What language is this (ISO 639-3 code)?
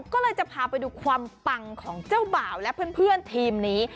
tha